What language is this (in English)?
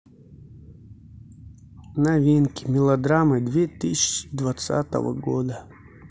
Russian